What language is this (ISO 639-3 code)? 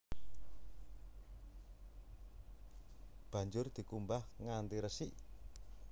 jav